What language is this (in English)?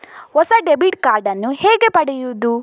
Kannada